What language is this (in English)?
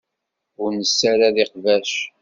Kabyle